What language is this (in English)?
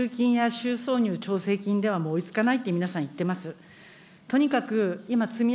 Japanese